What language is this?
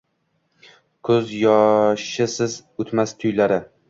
Uzbek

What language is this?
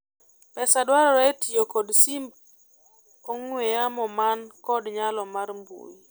Luo (Kenya and Tanzania)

